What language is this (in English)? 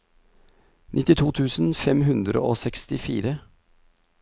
Norwegian